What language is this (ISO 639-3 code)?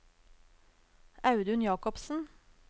nor